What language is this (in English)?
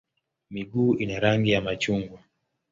Swahili